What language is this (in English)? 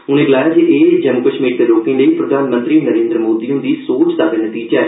Dogri